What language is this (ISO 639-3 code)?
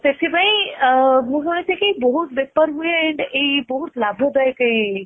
ori